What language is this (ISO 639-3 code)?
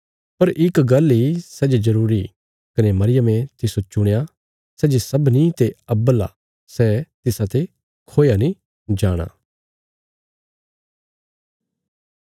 kfs